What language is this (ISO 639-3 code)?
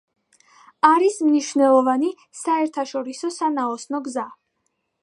kat